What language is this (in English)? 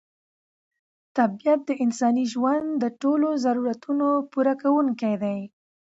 Pashto